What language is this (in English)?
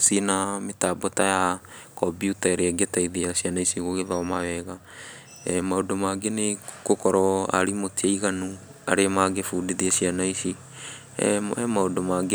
Kikuyu